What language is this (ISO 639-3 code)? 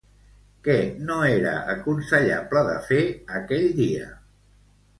cat